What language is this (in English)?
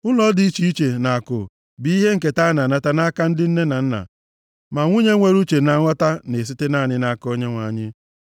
Igbo